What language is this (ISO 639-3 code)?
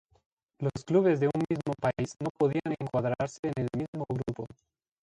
spa